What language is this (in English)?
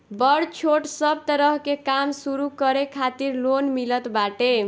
Bhojpuri